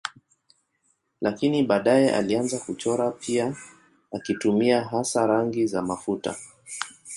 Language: Swahili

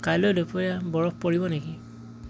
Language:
Assamese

